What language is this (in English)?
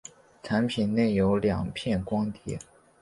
Chinese